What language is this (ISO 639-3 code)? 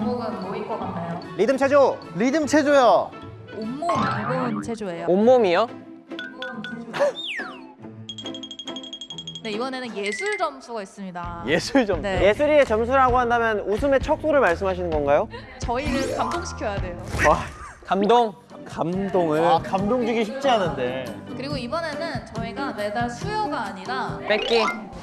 kor